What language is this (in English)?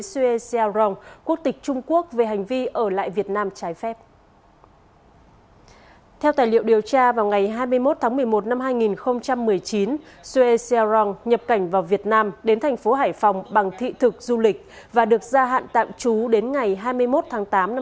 Vietnamese